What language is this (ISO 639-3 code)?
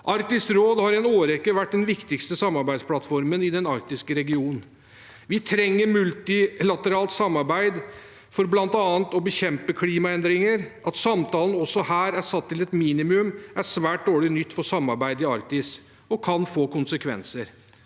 nor